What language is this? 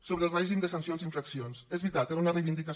Catalan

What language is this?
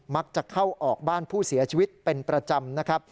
Thai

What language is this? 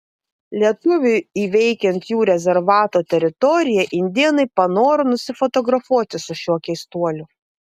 Lithuanian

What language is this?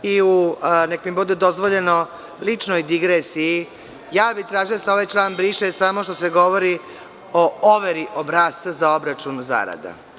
Serbian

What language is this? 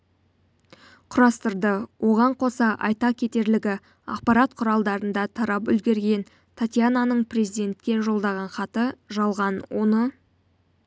Kazakh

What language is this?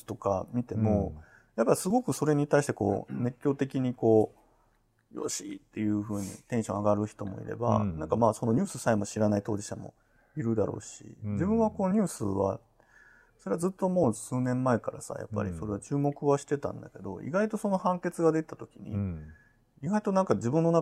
Japanese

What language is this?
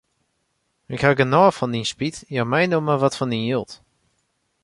Western Frisian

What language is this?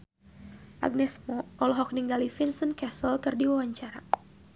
Sundanese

